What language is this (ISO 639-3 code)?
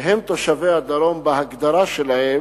heb